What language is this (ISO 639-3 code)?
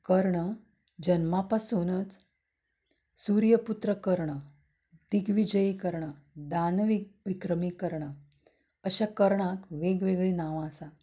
kok